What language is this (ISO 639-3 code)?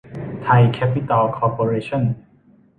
tha